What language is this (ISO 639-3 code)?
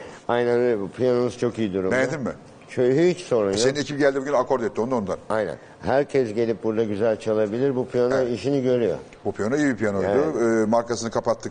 tur